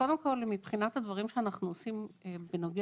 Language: Hebrew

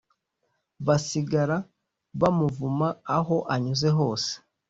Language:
Kinyarwanda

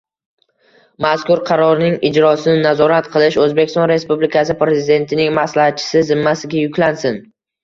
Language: Uzbek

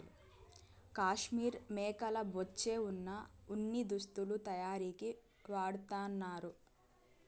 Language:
Telugu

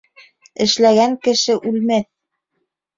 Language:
Bashkir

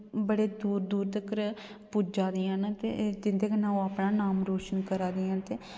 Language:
Dogri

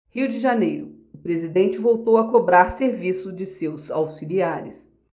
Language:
Portuguese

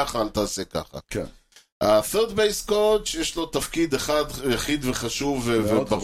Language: Hebrew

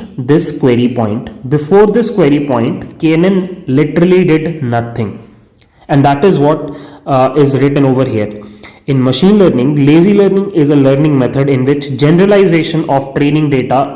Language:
English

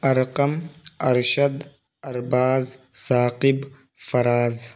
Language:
Urdu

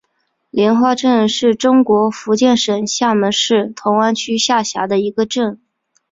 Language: Chinese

